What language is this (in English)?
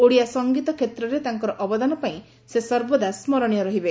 Odia